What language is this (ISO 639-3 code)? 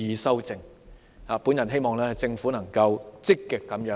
yue